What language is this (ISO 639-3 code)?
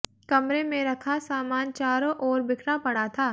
hin